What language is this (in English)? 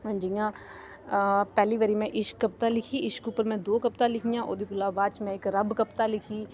Dogri